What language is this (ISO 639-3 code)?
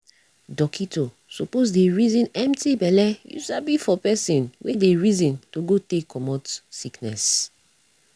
pcm